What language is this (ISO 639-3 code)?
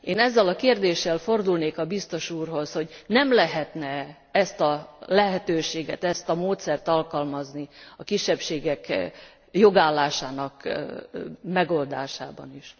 hun